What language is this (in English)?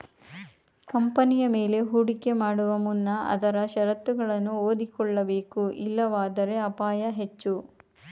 Kannada